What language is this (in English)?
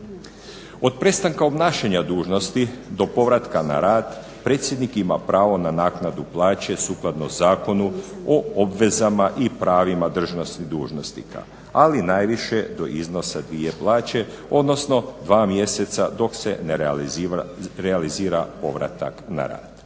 Croatian